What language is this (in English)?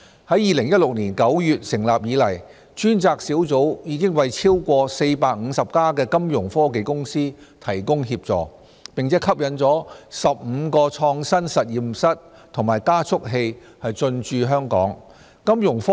Cantonese